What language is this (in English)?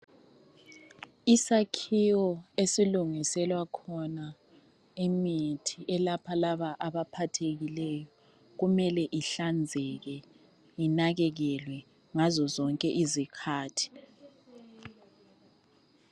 North Ndebele